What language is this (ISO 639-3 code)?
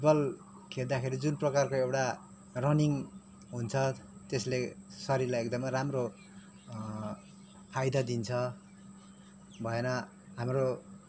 nep